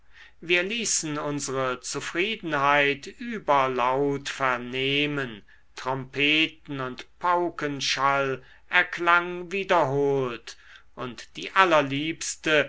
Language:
German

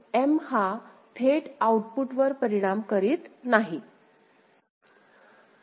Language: Marathi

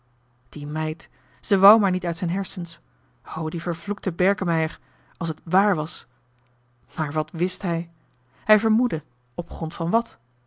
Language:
Dutch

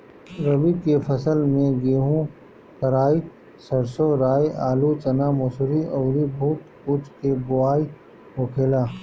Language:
Bhojpuri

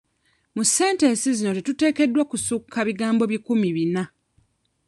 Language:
Ganda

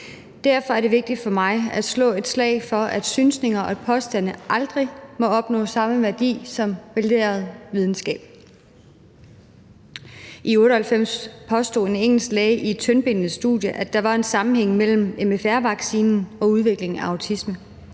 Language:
Danish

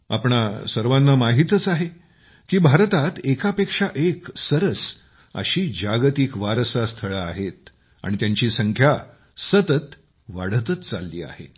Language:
Marathi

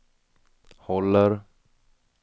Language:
Swedish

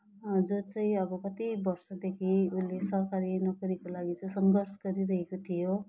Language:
Nepali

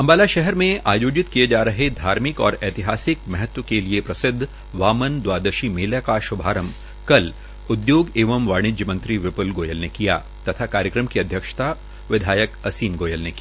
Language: Hindi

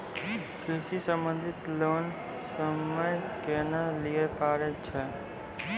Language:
Maithili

